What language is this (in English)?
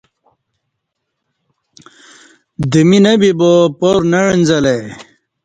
Kati